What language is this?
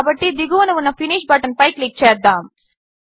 Telugu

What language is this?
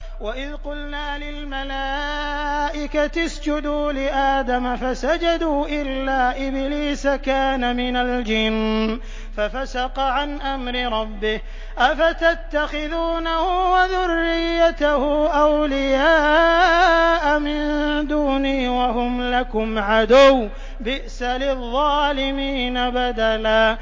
Arabic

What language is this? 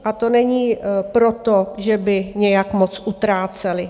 Czech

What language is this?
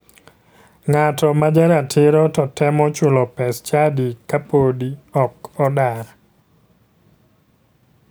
Luo (Kenya and Tanzania)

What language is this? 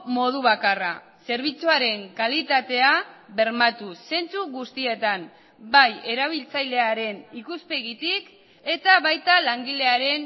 Basque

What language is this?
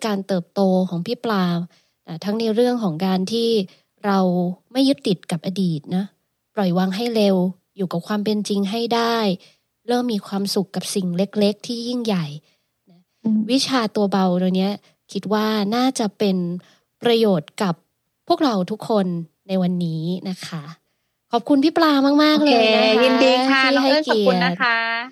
Thai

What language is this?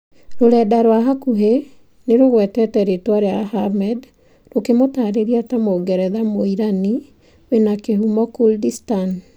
Kikuyu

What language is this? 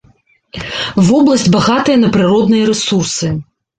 Belarusian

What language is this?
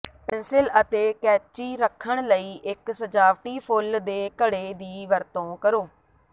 Punjabi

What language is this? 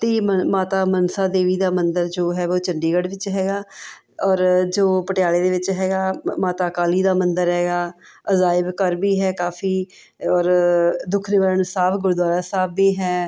Punjabi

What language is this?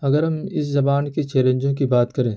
Urdu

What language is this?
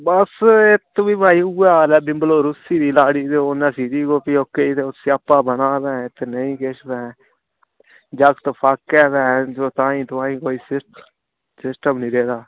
Dogri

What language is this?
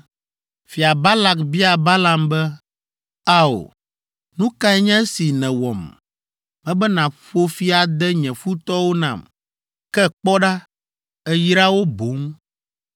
Ewe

